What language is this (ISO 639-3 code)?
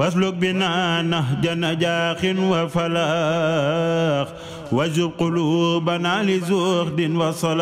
ara